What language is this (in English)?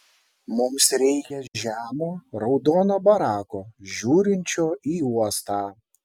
Lithuanian